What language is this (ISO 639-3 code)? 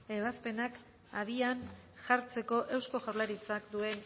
eus